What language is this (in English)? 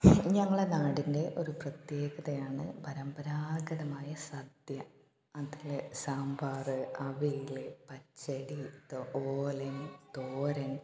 Malayalam